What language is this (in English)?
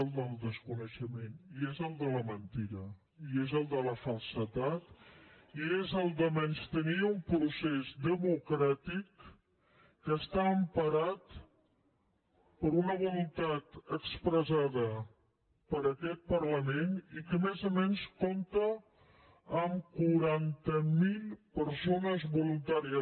Catalan